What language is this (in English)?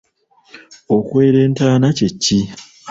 Ganda